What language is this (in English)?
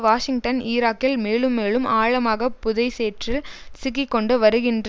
Tamil